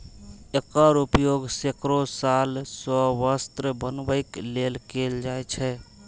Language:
Maithili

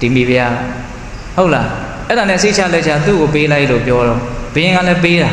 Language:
Vietnamese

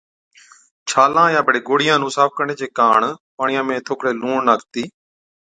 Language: Od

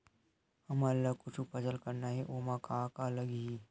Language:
Chhattisgarhi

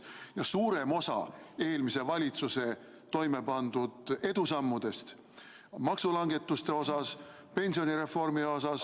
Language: Estonian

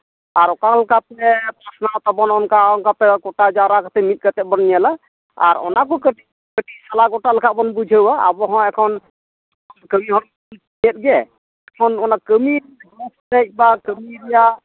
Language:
Santali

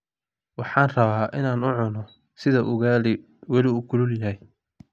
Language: Somali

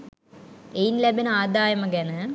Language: Sinhala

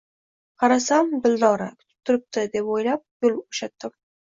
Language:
Uzbek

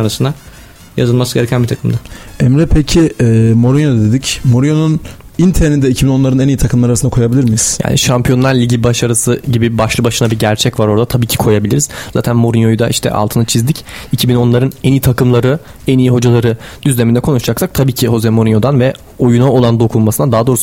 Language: Turkish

